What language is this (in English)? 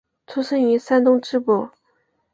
Chinese